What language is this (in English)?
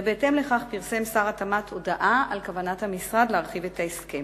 Hebrew